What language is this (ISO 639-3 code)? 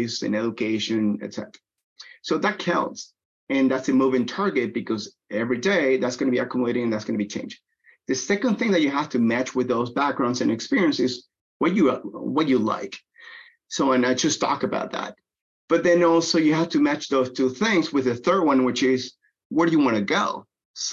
eng